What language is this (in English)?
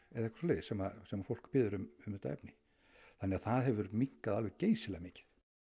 Icelandic